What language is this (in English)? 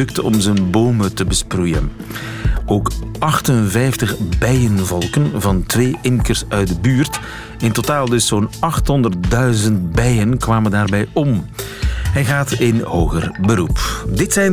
Dutch